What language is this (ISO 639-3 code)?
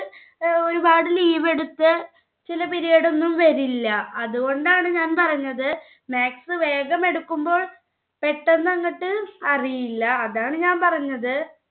mal